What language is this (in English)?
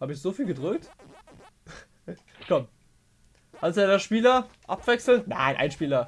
German